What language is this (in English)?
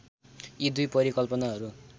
Nepali